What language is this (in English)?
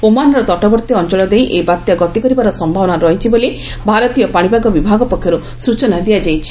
Odia